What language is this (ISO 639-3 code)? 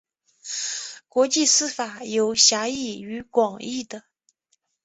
zho